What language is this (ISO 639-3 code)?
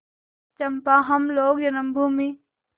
hin